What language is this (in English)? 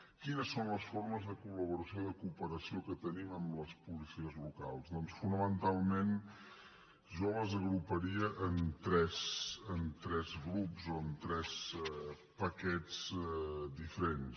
Catalan